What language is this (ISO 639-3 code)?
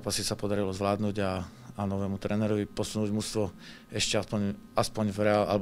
ces